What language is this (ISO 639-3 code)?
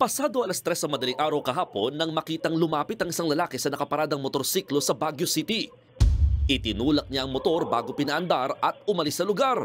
fil